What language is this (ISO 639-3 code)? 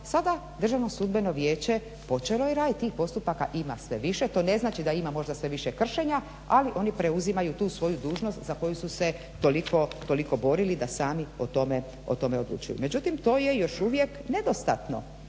hrv